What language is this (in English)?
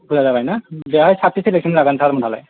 Bodo